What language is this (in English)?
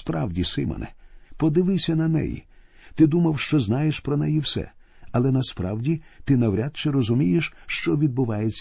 Ukrainian